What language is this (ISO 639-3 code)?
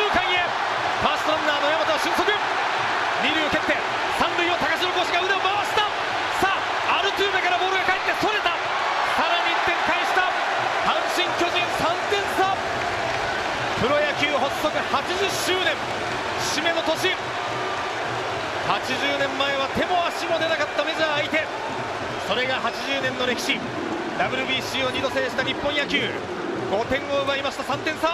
jpn